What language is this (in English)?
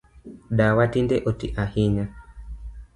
Luo (Kenya and Tanzania)